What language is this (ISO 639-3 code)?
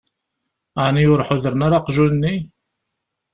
kab